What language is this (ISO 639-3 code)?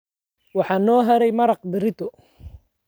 som